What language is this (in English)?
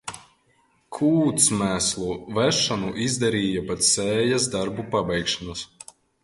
Latvian